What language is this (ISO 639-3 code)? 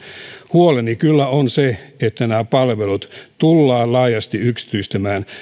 fin